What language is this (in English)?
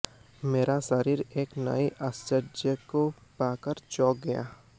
Hindi